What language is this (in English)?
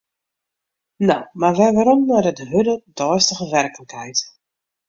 Western Frisian